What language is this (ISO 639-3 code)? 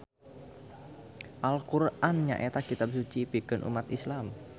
sun